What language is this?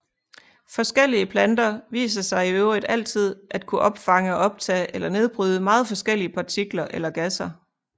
Danish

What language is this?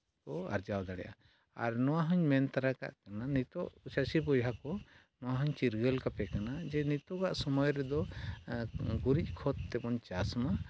Santali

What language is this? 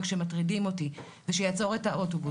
Hebrew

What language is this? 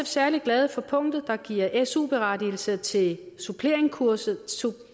Danish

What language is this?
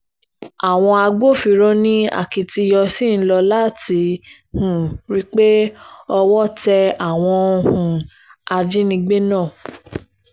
Yoruba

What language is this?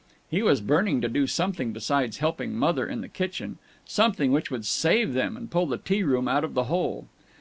English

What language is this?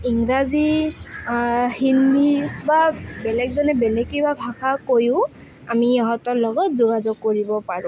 Assamese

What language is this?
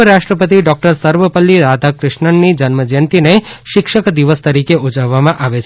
Gujarati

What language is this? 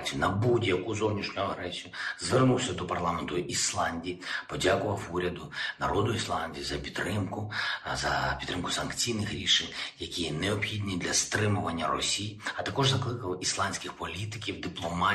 Ukrainian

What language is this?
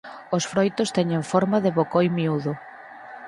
Galician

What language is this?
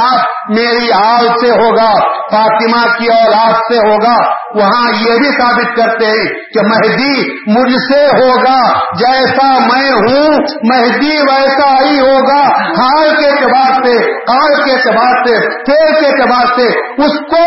Urdu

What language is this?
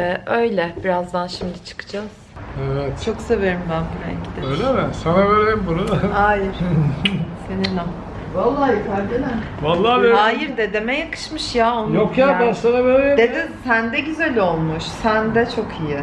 Turkish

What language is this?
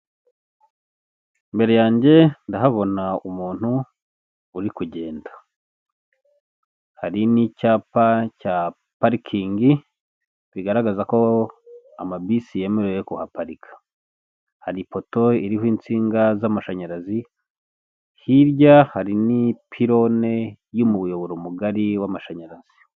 Kinyarwanda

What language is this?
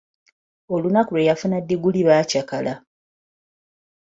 Ganda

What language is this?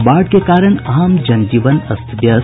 Hindi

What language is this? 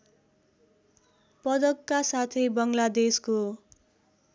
Nepali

